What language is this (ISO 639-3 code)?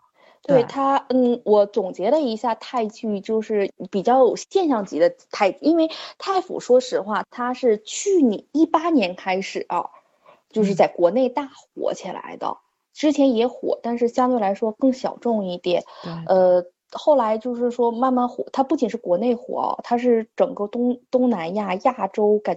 zho